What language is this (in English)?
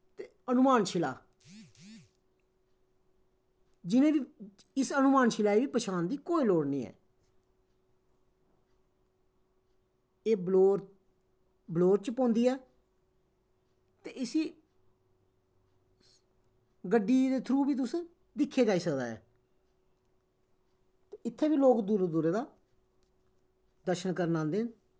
Dogri